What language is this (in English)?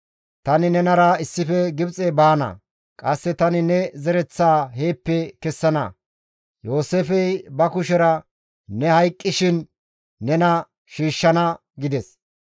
Gamo